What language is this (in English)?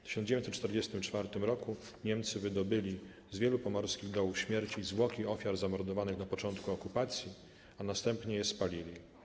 Polish